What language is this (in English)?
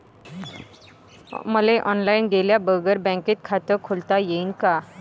Marathi